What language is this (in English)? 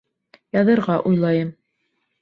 Bashkir